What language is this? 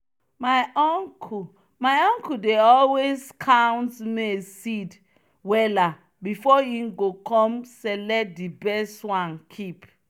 Nigerian Pidgin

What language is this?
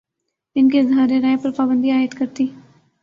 Urdu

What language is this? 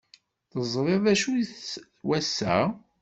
Kabyle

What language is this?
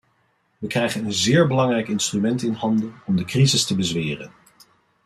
Dutch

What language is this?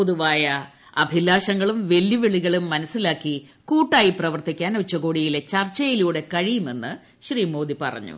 Malayalam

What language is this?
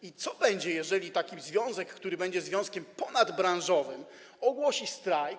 Polish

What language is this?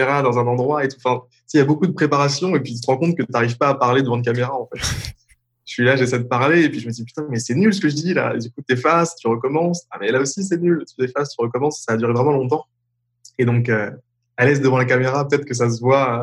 French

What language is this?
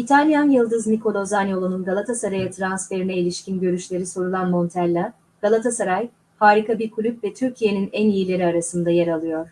Turkish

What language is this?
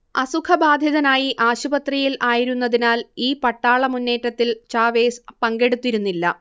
Malayalam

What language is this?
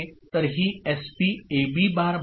Marathi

